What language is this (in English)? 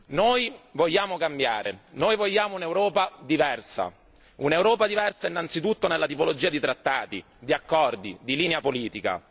Italian